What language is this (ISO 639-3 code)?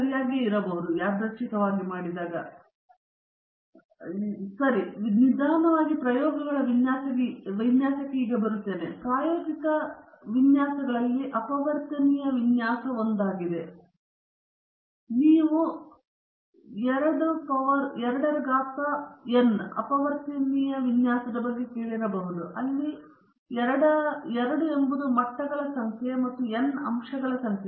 kan